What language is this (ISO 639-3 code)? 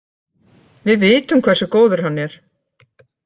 isl